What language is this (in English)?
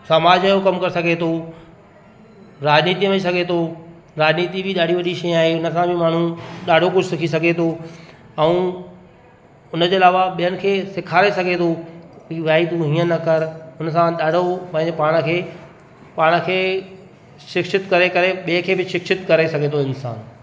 Sindhi